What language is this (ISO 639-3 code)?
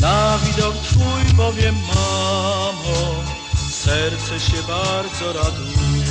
pol